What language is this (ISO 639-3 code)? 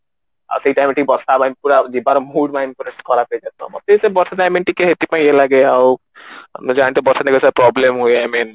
ori